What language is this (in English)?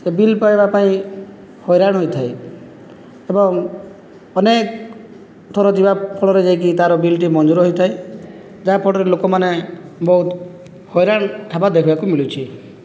Odia